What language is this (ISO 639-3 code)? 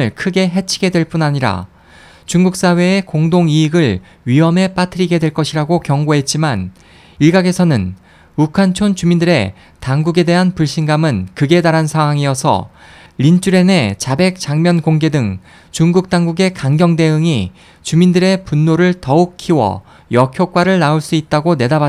kor